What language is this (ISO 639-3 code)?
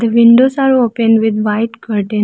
eng